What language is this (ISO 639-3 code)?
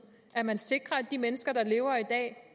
dan